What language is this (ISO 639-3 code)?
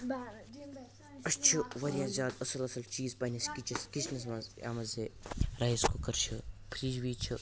kas